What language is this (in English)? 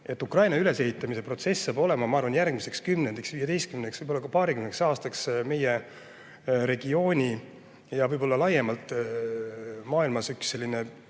Estonian